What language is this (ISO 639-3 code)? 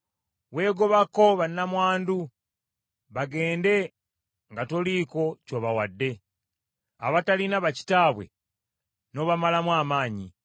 lug